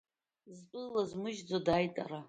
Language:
Abkhazian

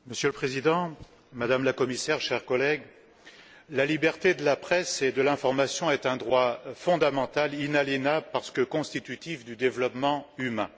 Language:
French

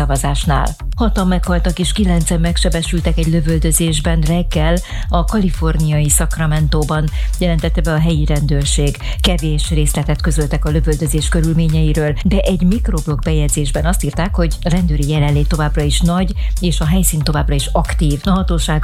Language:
Hungarian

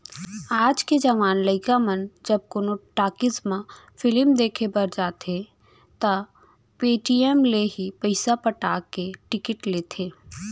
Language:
Chhattisgarhi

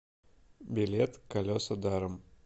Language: Russian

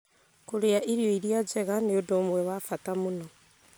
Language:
Kikuyu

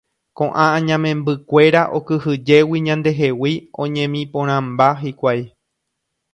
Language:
Guarani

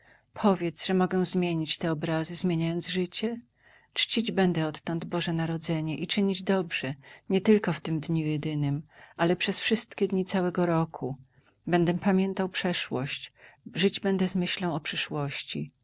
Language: Polish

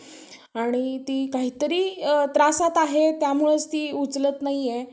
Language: Marathi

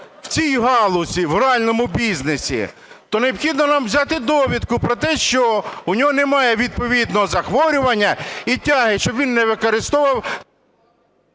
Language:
Ukrainian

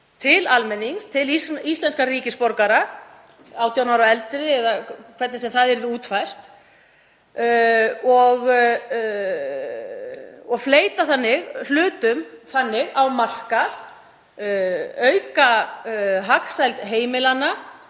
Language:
Icelandic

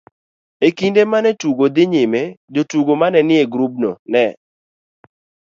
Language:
Luo (Kenya and Tanzania)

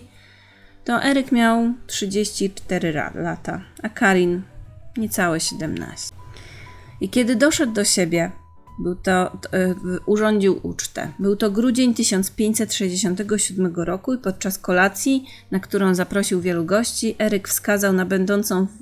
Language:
Polish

